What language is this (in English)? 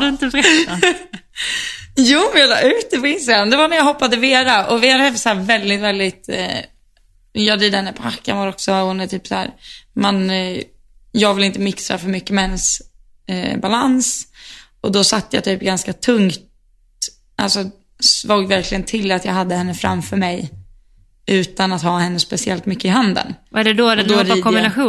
Swedish